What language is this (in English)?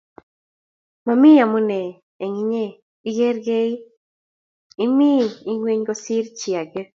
Kalenjin